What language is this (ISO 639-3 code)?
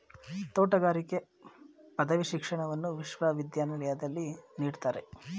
kan